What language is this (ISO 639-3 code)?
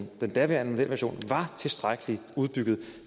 dan